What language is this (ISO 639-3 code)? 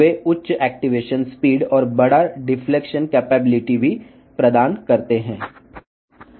tel